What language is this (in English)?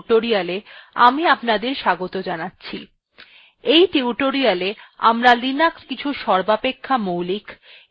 Bangla